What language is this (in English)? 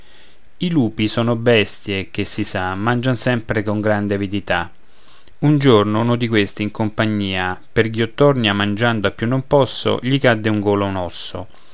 Italian